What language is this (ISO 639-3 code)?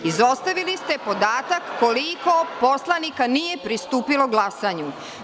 srp